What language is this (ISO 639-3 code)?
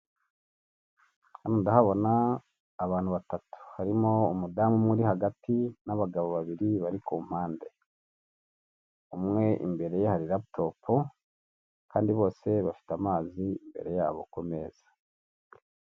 kin